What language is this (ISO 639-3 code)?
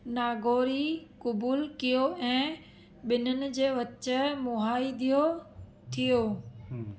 snd